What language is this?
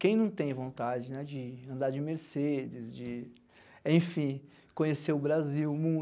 Portuguese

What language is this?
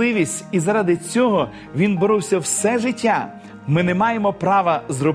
Ukrainian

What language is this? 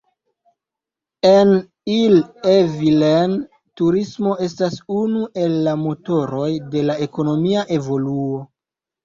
Esperanto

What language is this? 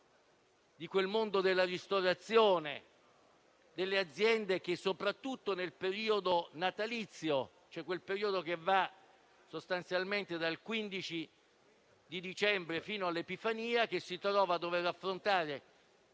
Italian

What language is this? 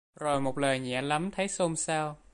Vietnamese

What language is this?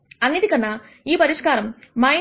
Telugu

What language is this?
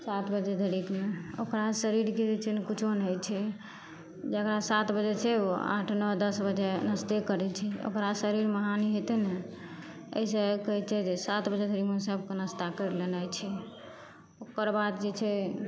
Maithili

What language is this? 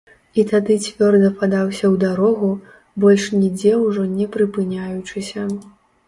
Belarusian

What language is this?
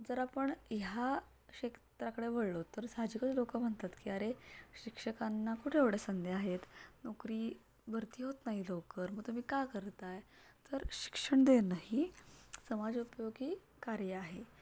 Marathi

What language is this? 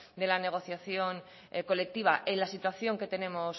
Spanish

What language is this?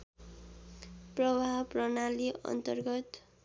Nepali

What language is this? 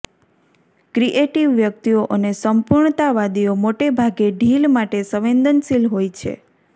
Gujarati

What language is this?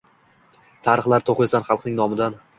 Uzbek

